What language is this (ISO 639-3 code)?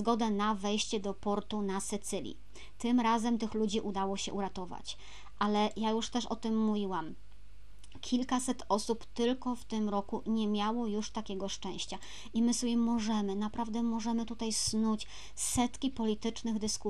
pol